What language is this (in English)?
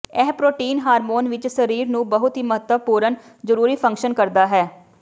Punjabi